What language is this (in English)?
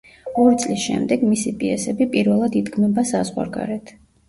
Georgian